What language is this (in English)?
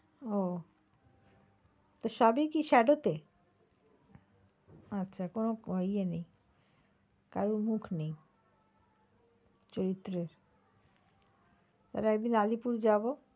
Bangla